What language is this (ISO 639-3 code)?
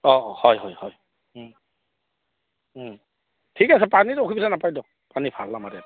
asm